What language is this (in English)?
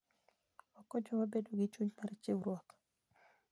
Luo (Kenya and Tanzania)